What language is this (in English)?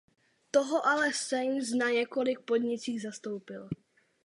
Czech